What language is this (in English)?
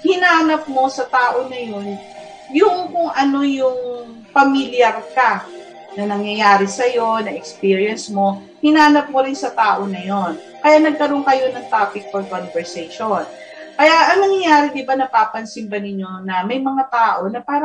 Filipino